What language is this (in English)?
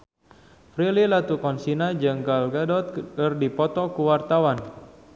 Sundanese